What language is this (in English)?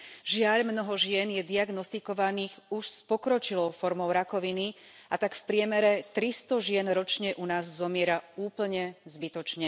Slovak